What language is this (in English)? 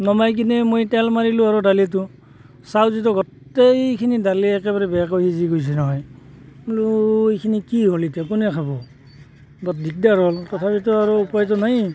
Assamese